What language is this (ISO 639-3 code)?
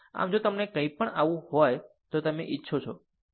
guj